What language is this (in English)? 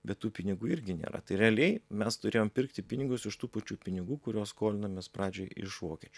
Lithuanian